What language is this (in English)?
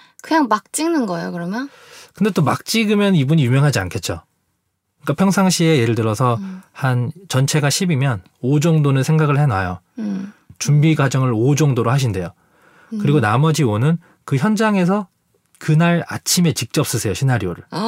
Korean